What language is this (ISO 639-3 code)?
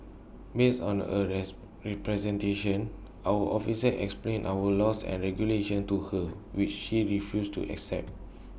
eng